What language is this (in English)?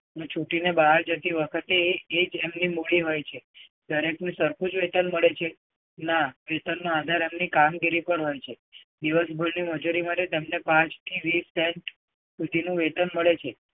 Gujarati